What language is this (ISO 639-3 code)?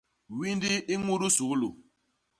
bas